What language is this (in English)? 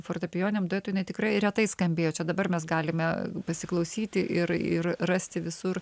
Lithuanian